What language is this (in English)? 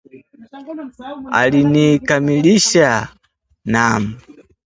Swahili